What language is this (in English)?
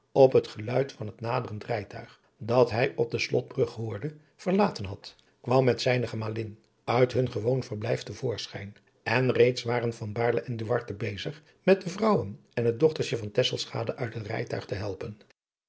Dutch